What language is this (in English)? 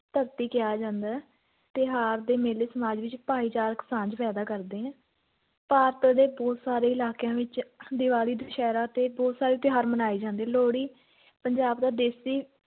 Punjabi